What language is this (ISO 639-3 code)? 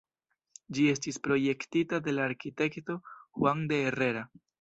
epo